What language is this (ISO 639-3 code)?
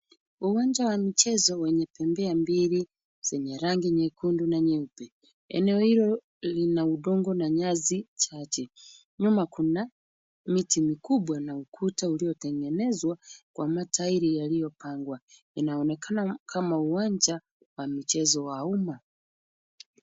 swa